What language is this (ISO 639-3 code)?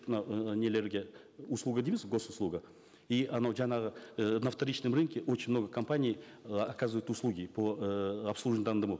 kaz